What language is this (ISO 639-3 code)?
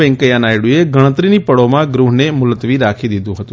guj